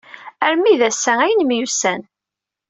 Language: Kabyle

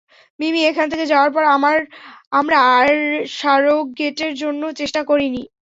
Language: Bangla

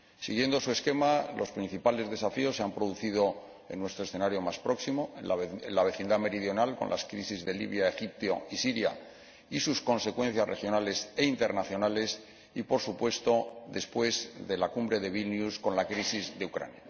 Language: Spanish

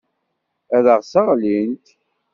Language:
Kabyle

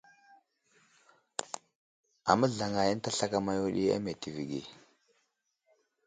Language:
Wuzlam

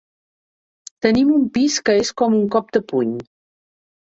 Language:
Catalan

